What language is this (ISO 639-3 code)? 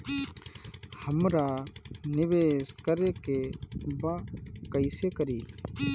bho